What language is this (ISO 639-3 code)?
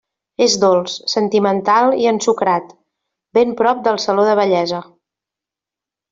cat